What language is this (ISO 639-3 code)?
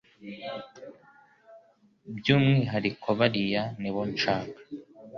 kin